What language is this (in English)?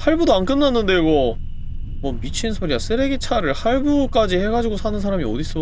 Korean